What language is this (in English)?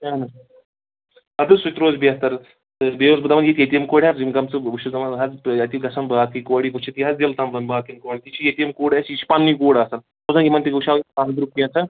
Kashmiri